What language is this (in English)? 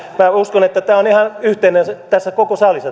Finnish